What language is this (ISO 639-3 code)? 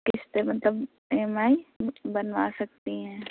urd